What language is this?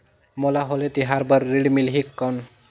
Chhattisgarhi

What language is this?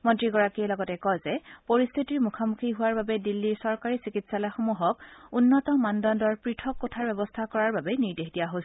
Assamese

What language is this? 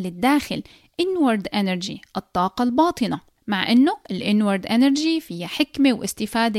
Arabic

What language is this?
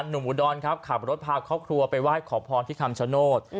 Thai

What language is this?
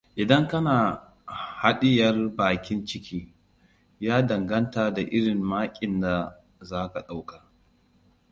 Hausa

